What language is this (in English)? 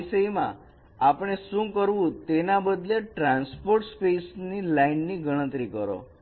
Gujarati